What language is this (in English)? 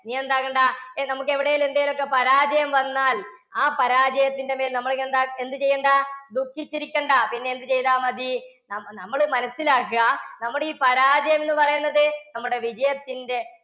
Malayalam